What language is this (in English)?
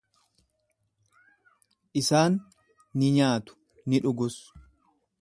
Oromo